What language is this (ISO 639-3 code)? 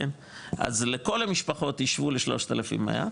heb